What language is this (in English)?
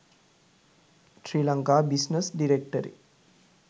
Sinhala